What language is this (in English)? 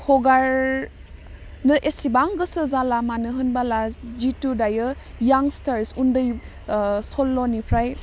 Bodo